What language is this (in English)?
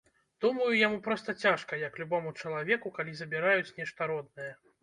Belarusian